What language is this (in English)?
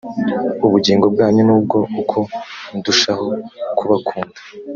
Kinyarwanda